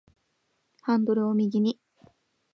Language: Japanese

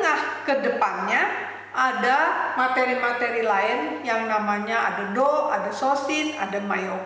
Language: Indonesian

